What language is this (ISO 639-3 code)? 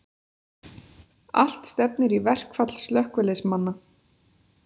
isl